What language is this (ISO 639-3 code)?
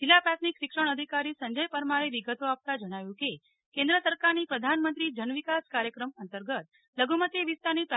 guj